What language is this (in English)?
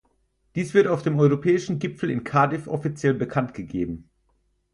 German